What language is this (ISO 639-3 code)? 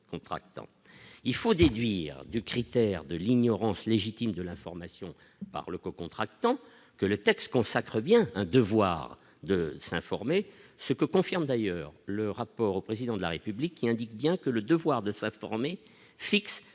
fra